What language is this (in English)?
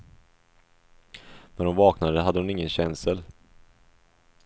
Swedish